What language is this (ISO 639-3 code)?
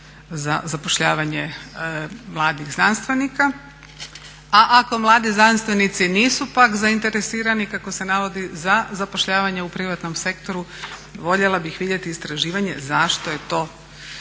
hrv